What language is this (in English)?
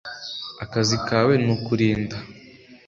Kinyarwanda